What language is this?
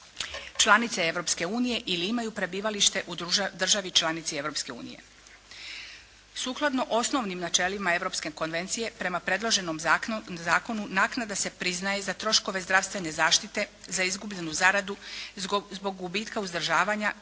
Croatian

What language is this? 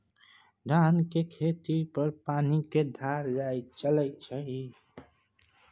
Maithili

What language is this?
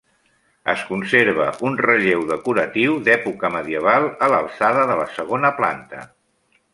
Catalan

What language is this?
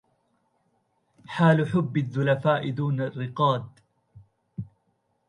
Arabic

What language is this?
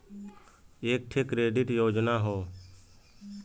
Bhojpuri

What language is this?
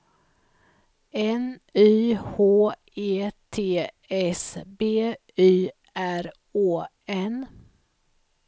Swedish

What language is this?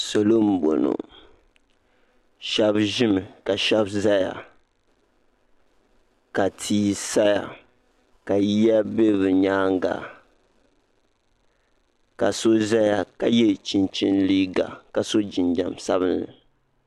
Dagbani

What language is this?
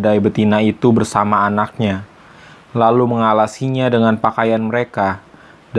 Indonesian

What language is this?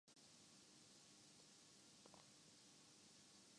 Urdu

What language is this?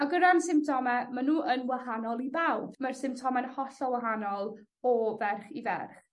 Welsh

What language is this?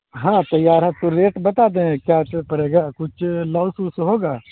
Urdu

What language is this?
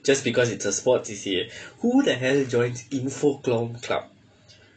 English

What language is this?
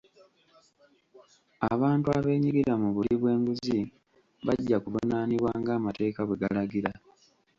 Ganda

